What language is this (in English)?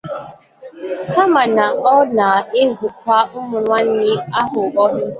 Igbo